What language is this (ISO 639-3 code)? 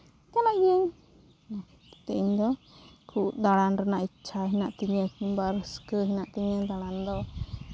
sat